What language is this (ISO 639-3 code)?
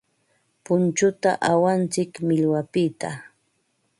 qva